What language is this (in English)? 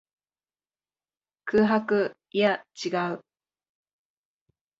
Japanese